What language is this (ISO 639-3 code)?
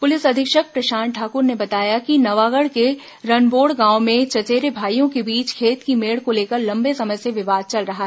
hin